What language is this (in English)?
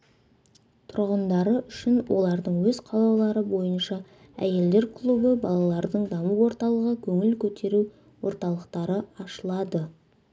Kazakh